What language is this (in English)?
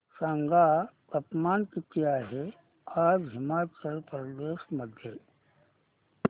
Marathi